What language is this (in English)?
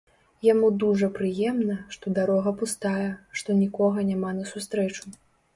Belarusian